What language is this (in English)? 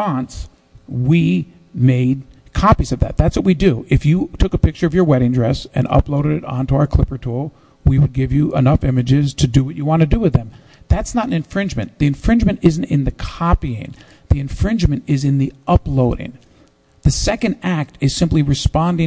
English